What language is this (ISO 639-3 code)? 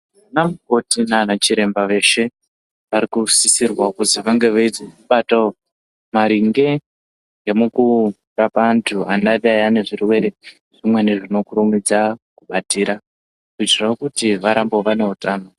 ndc